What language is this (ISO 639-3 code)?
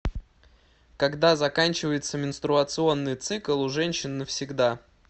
rus